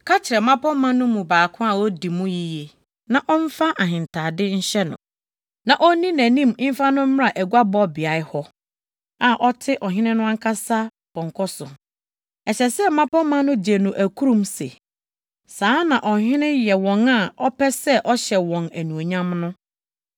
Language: Akan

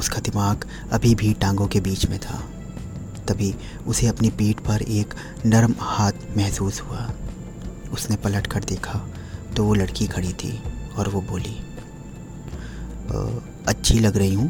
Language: Hindi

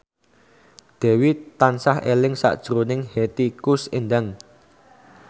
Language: Javanese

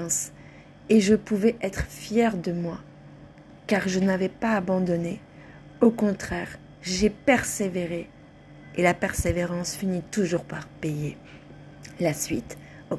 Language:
French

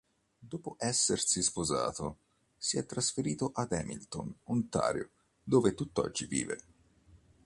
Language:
Italian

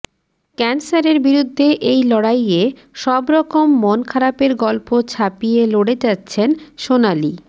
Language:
Bangla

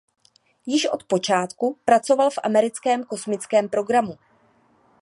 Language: Czech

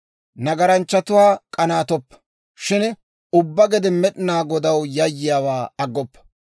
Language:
Dawro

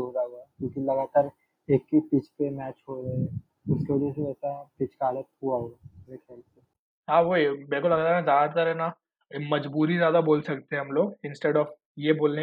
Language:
Hindi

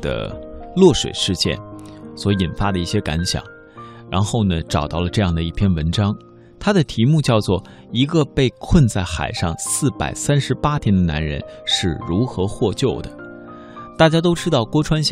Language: Chinese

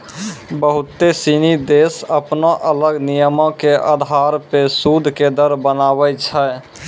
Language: Maithili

